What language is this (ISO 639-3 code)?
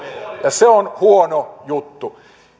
fin